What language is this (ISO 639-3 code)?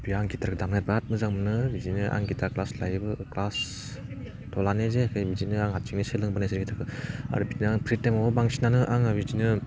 brx